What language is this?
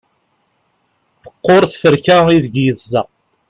Kabyle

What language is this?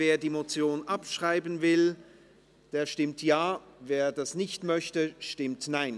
Swiss German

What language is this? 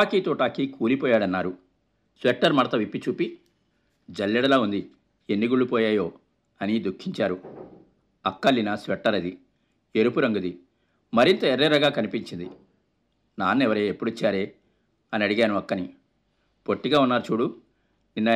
Telugu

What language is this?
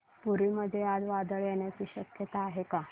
Marathi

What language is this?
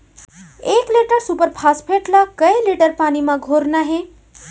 Chhattisgarhi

